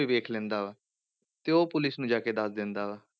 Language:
Punjabi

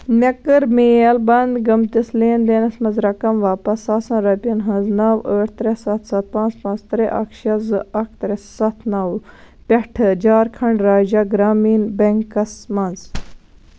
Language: Kashmiri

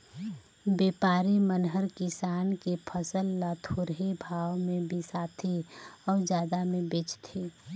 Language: Chhattisgarhi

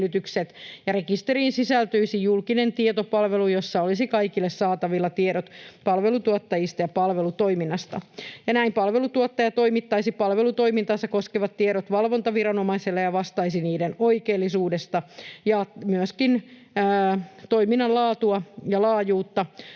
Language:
Finnish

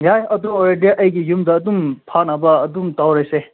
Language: Manipuri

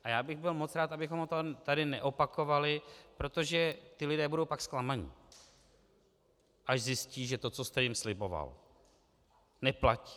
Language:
Czech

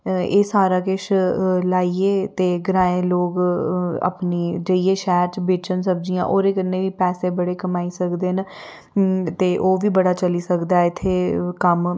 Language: Dogri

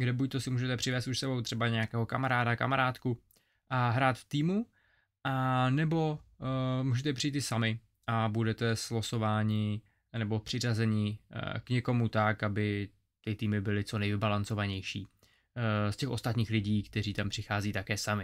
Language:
Czech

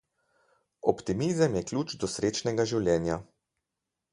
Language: Slovenian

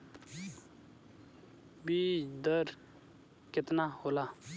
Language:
Bhojpuri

